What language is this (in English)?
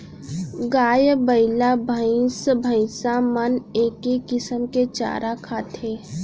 Chhattisgarhi